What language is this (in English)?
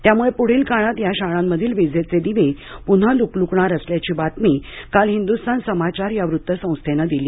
Marathi